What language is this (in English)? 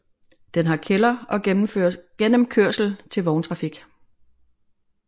Danish